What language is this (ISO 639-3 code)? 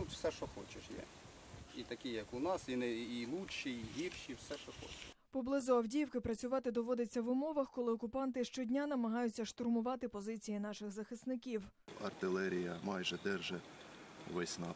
ukr